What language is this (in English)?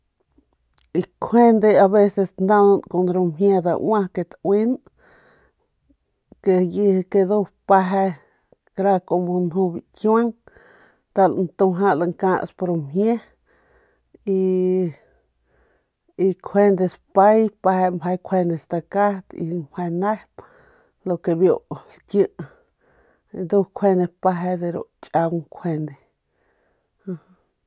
Northern Pame